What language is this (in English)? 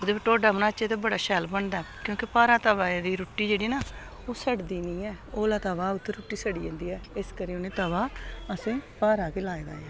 Dogri